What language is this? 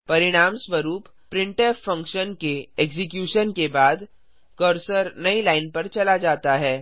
Hindi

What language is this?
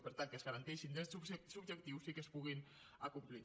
Catalan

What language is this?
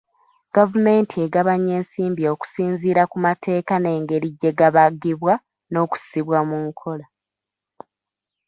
Ganda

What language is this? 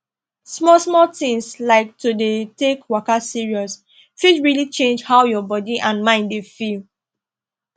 Nigerian Pidgin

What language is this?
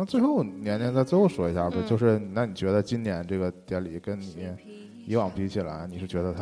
Chinese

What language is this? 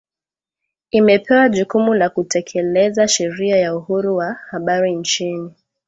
Swahili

